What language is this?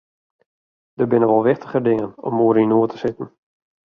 Western Frisian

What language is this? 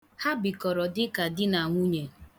Igbo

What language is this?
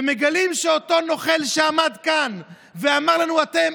Hebrew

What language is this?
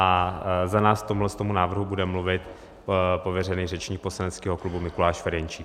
Czech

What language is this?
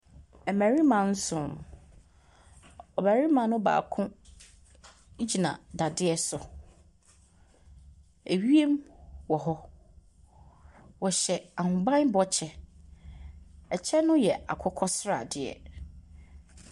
Akan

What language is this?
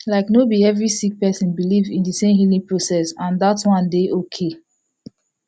Nigerian Pidgin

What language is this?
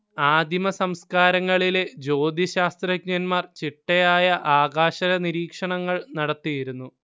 Malayalam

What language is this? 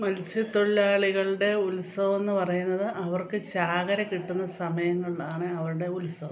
Malayalam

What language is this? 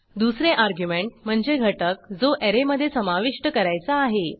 Marathi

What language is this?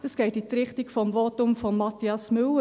Swiss German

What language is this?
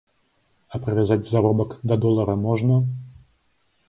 Belarusian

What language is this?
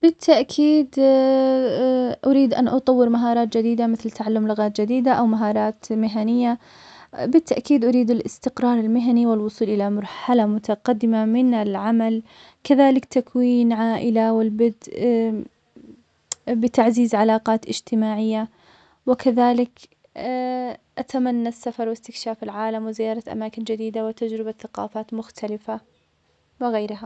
Omani Arabic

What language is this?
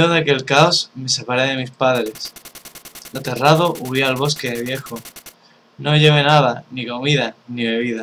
Spanish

